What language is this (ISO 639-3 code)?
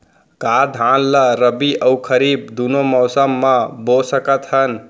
hne